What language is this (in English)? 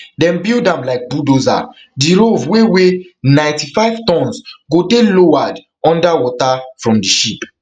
Nigerian Pidgin